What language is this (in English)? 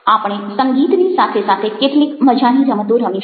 Gujarati